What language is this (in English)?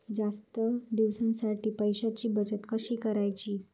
Marathi